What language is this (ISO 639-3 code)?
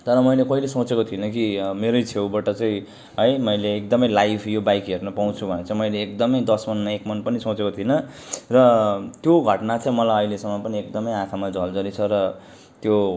nep